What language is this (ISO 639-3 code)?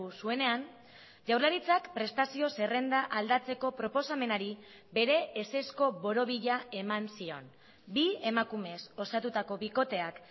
eus